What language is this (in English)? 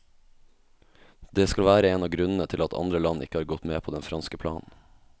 Norwegian